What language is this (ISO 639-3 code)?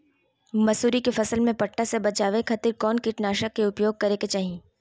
mag